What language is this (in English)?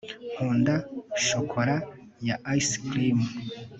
Kinyarwanda